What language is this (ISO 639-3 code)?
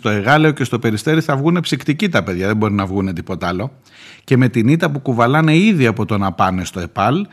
ell